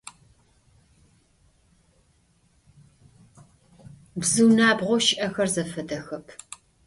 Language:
Adyghe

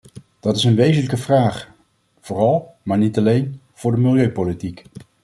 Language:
Dutch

